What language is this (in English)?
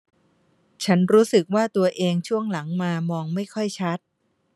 Thai